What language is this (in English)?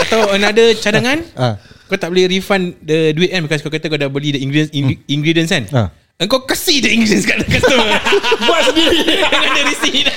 Malay